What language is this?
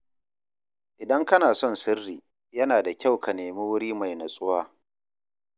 Hausa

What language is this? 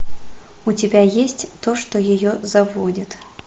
Russian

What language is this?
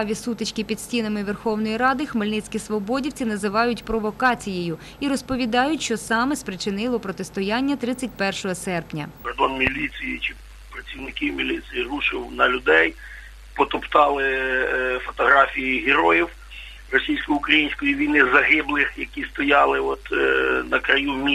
Ukrainian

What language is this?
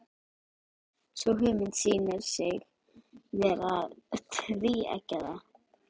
Icelandic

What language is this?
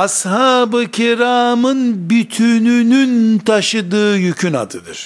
Turkish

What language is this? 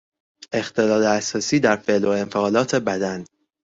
Persian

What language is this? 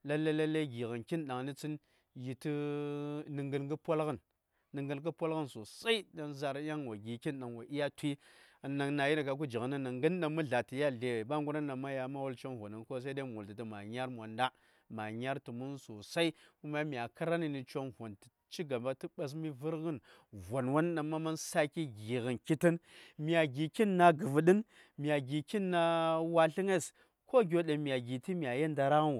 Saya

